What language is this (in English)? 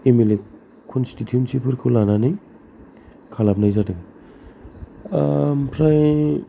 Bodo